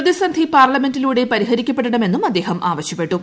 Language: Malayalam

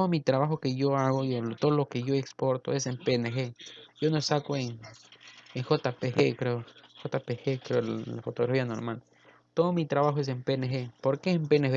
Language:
Spanish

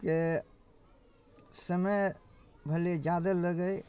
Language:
Maithili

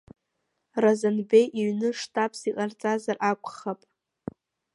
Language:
Abkhazian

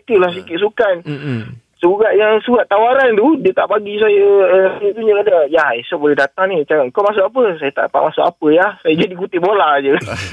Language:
Malay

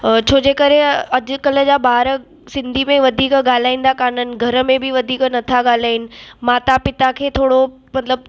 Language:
Sindhi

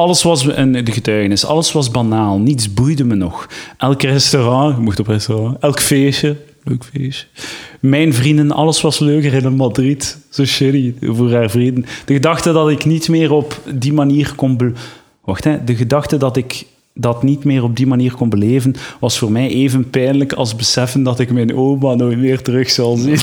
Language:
Dutch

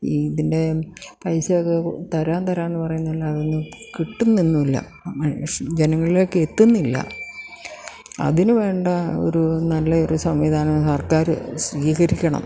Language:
Malayalam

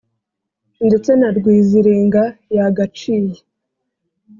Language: Kinyarwanda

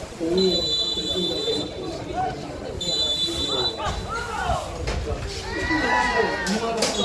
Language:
Korean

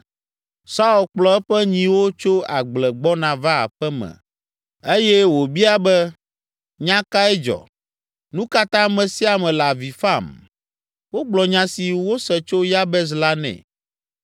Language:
Ewe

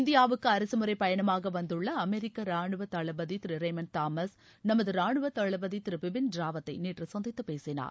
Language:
Tamil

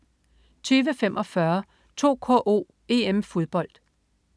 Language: Danish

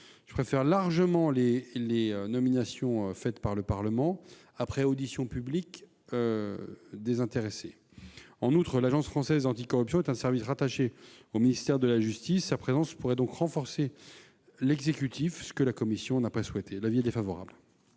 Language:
French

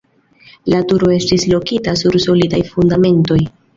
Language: Esperanto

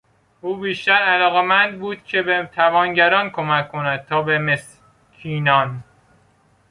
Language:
Persian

